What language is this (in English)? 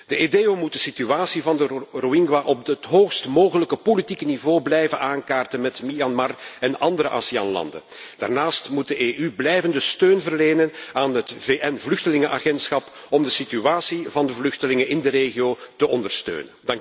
Dutch